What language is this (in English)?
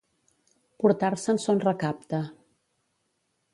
Catalan